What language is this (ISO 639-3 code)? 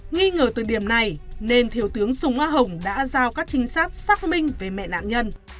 vie